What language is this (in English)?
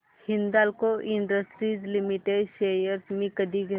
Marathi